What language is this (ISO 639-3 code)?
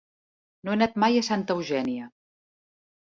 cat